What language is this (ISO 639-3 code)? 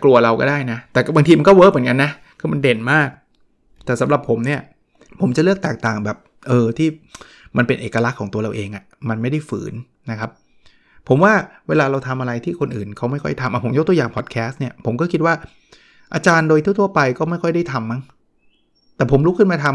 tha